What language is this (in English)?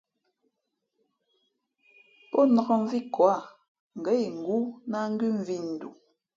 Fe'fe'